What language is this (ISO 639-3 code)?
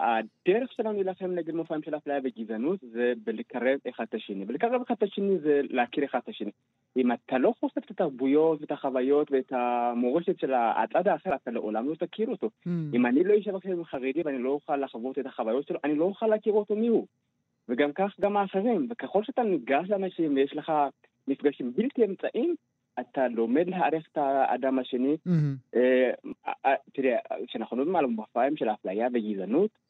heb